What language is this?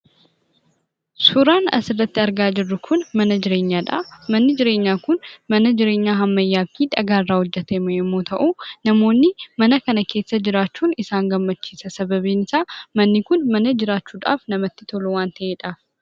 Oromo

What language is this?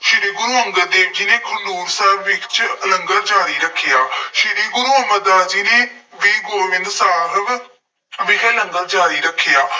Punjabi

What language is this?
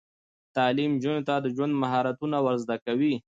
Pashto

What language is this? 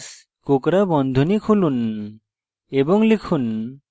Bangla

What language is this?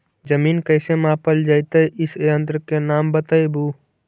Magahi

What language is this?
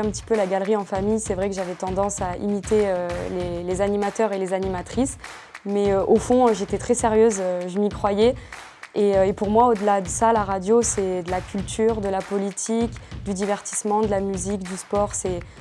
French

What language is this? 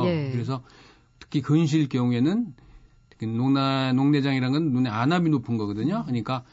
Korean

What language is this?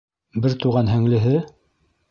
Bashkir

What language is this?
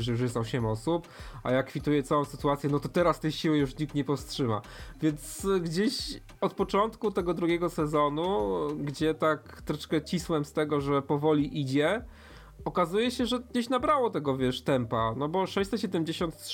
Polish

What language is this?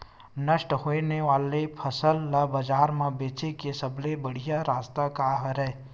Chhattisgarhi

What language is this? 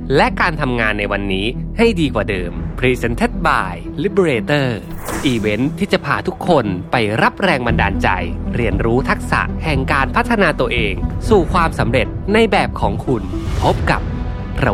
Thai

